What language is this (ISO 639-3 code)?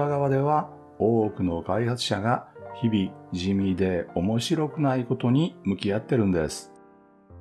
jpn